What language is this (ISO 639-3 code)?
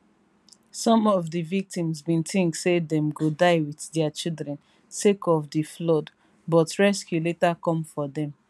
pcm